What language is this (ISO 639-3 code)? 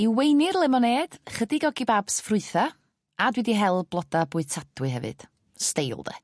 cym